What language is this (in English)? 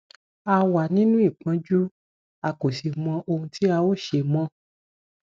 Yoruba